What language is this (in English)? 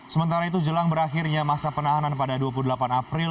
Indonesian